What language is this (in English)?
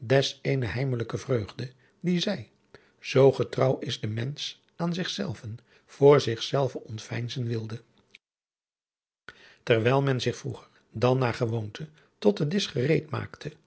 Dutch